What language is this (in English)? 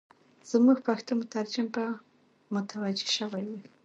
Pashto